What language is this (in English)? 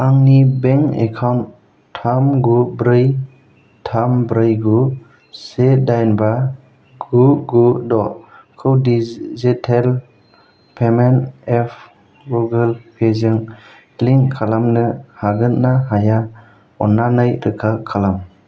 Bodo